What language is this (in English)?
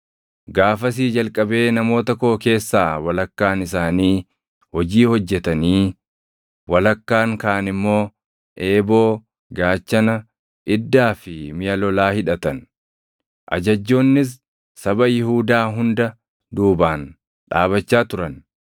Oromo